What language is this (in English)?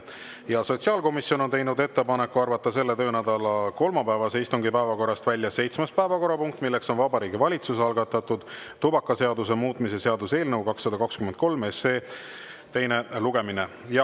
Estonian